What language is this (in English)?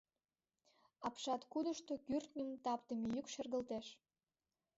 Mari